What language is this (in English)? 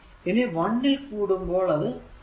Malayalam